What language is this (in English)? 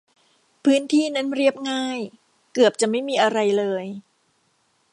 Thai